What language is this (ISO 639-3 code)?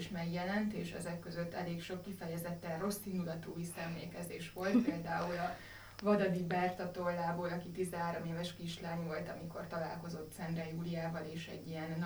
hun